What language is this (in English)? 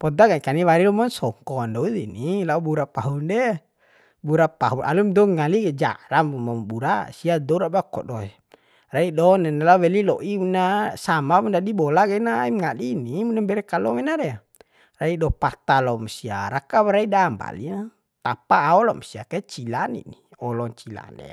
Bima